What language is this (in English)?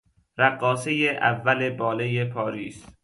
Persian